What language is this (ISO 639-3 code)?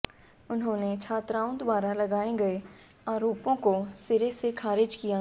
hin